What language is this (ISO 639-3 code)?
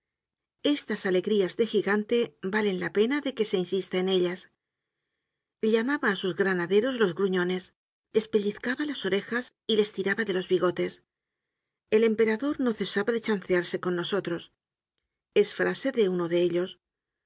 spa